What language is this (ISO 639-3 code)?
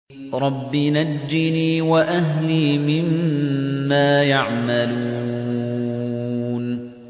ara